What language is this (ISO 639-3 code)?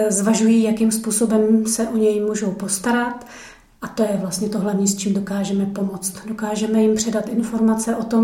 ces